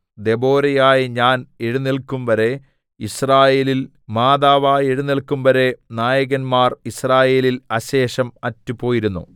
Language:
Malayalam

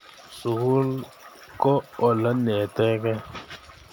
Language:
Kalenjin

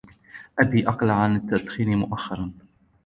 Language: Arabic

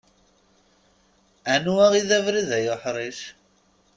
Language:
Kabyle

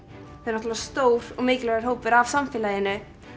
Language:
Icelandic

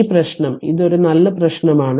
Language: Malayalam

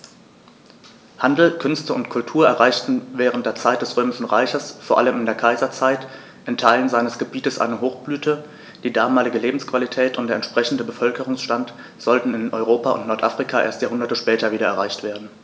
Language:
German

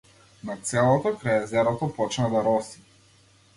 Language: Macedonian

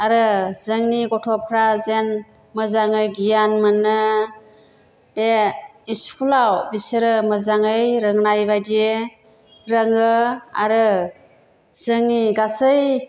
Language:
Bodo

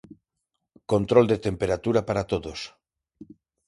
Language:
Galician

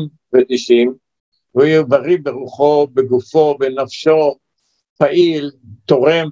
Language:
Hebrew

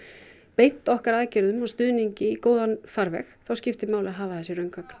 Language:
Icelandic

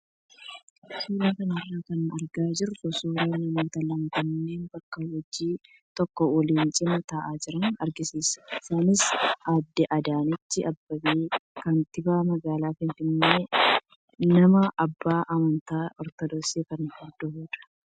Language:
Oromo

